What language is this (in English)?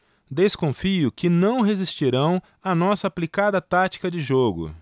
Portuguese